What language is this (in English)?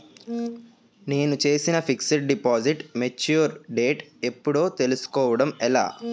Telugu